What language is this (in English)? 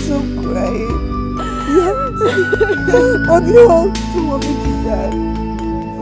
English